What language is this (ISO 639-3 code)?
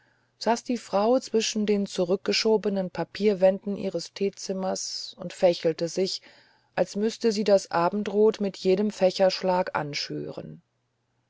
deu